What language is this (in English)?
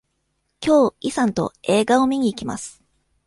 Japanese